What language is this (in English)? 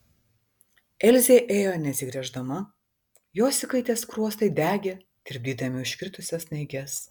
Lithuanian